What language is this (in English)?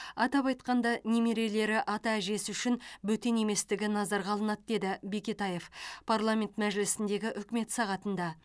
Kazakh